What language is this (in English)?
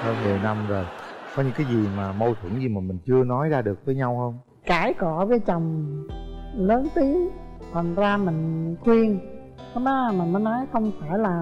Vietnamese